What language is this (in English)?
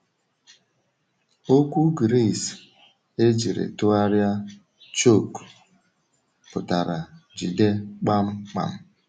Igbo